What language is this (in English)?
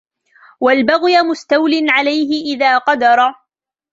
Arabic